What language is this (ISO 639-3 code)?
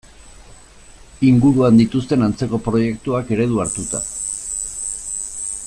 eus